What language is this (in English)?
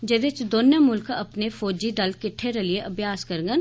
Dogri